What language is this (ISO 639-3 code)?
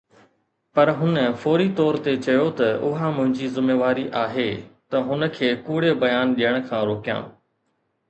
snd